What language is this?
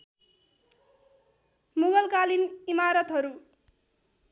Nepali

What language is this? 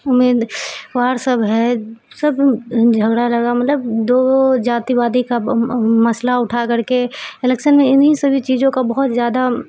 Urdu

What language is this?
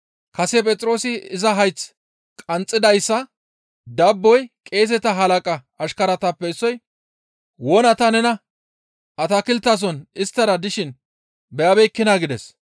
Gamo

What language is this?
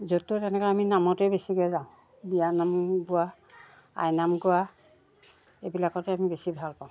Assamese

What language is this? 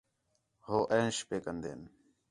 Khetrani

